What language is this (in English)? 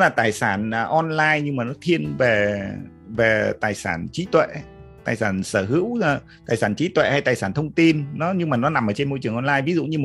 Vietnamese